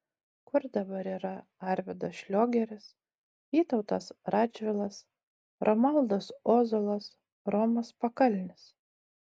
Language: Lithuanian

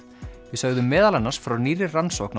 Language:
Icelandic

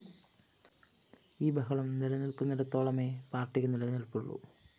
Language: Malayalam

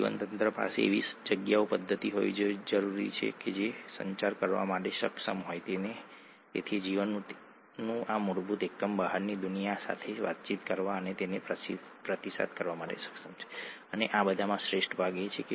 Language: Gujarati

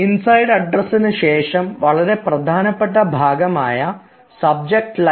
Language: Malayalam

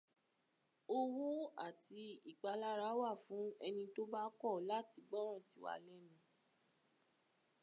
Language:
Yoruba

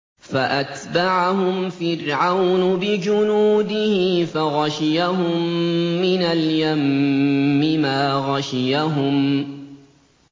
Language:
Arabic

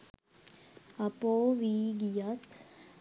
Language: Sinhala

